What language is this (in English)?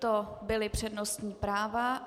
Czech